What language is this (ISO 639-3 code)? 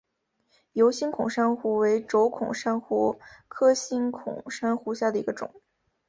zho